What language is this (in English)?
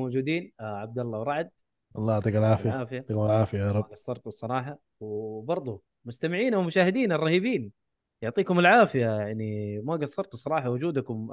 Arabic